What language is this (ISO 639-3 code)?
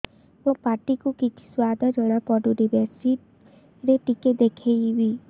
ori